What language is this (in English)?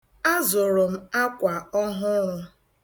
Igbo